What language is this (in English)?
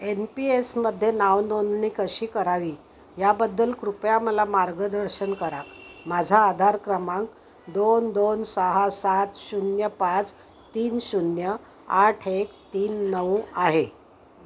Marathi